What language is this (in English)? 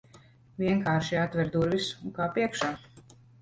Latvian